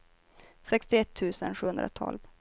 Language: Swedish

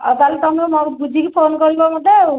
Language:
Odia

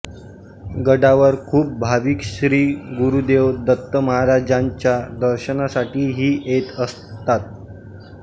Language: Marathi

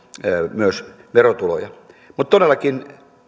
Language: Finnish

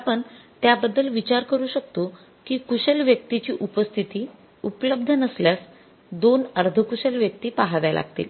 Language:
Marathi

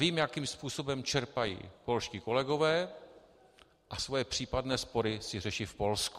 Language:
Czech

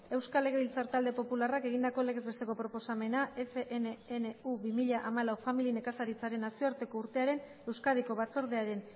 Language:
Basque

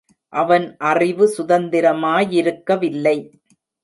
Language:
Tamil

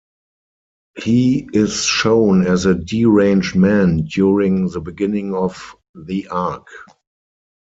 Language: English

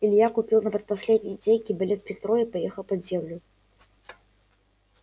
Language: Russian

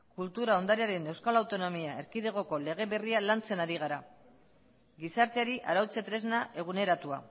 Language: Basque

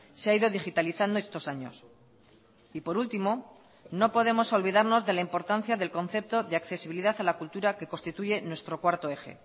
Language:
Spanish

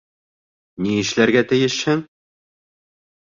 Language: Bashkir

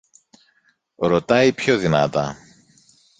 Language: Greek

